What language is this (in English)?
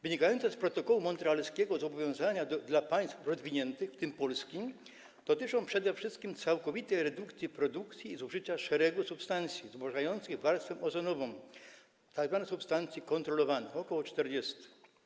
Polish